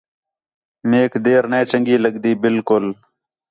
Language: Khetrani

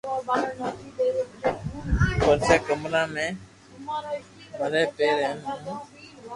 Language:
Loarki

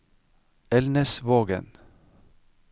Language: Norwegian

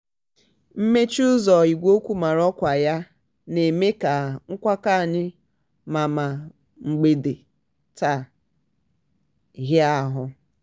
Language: Igbo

